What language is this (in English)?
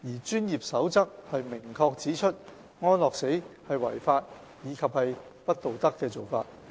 Cantonese